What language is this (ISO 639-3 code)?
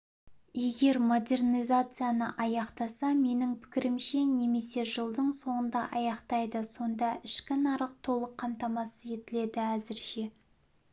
kaz